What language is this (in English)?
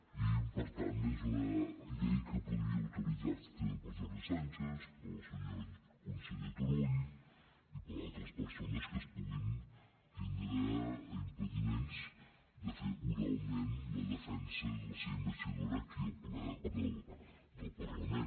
Catalan